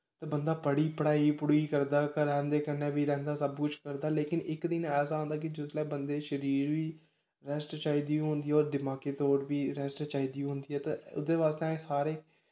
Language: Dogri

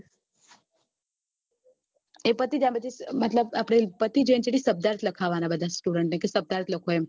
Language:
Gujarati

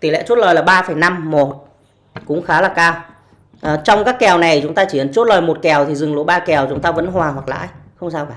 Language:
Vietnamese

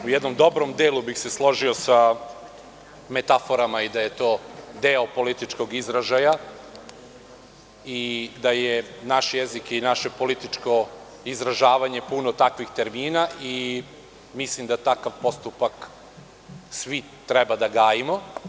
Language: Serbian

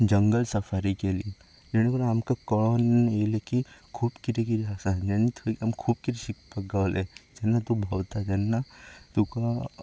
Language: Konkani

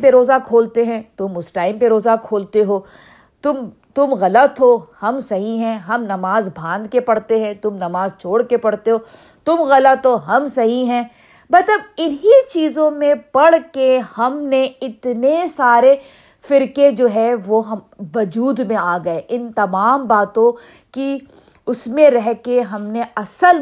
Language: Urdu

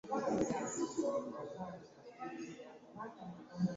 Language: Ganda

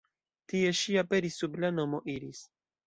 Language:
Esperanto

